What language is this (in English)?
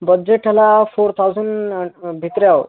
Odia